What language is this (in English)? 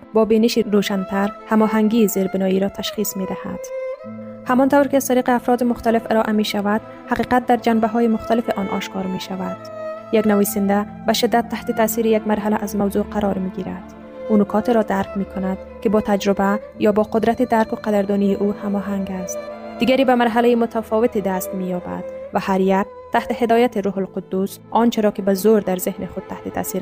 Persian